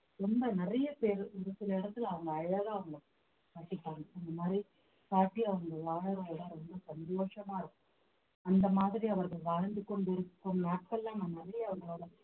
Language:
Tamil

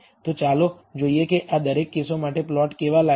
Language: Gujarati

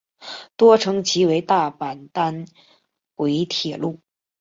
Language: Chinese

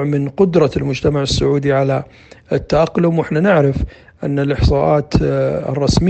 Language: Arabic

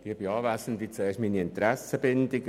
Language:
Swiss German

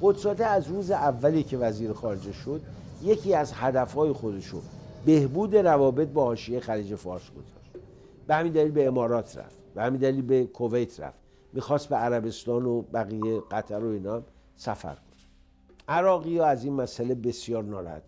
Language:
Persian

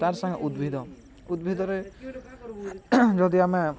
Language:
Odia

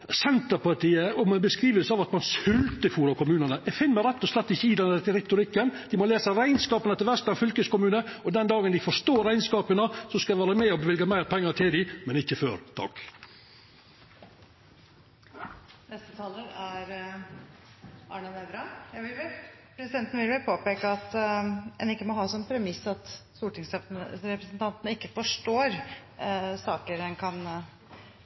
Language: Norwegian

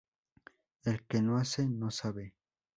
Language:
Spanish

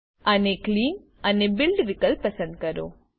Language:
Gujarati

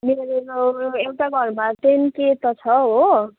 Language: Nepali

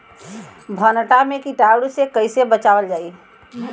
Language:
Bhojpuri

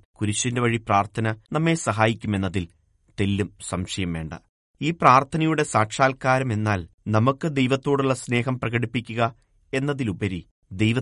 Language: Malayalam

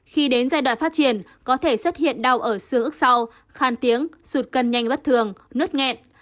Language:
Vietnamese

